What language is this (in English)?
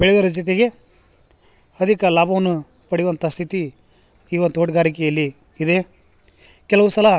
Kannada